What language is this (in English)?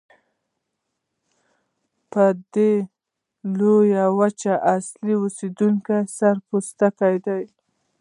Pashto